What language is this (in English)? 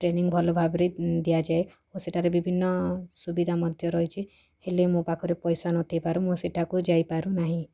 Odia